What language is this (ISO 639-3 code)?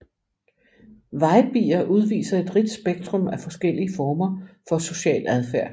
dan